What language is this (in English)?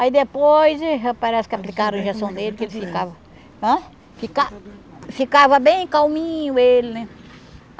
Portuguese